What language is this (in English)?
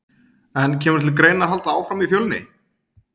Icelandic